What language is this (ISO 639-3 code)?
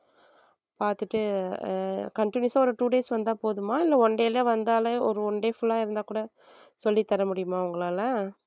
tam